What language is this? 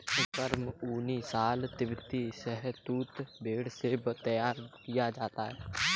Hindi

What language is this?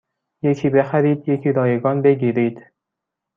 Persian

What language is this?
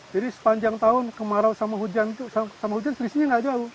Indonesian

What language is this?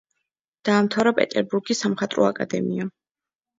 Georgian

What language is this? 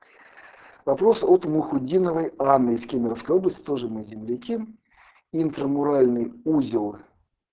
Russian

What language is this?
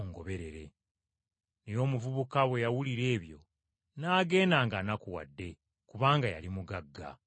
Ganda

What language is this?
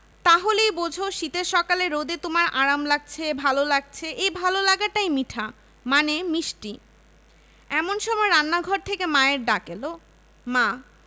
Bangla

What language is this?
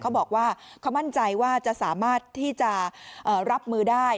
Thai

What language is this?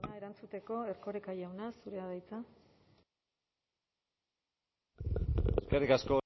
Basque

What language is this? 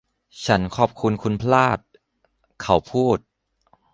Thai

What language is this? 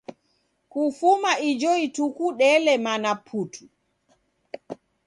Taita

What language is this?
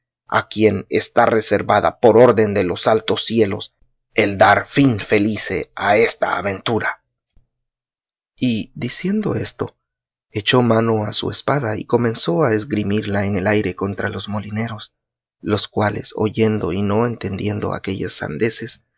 Spanish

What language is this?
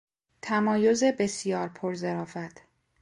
Persian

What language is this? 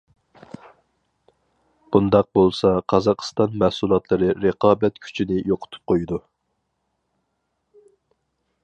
Uyghur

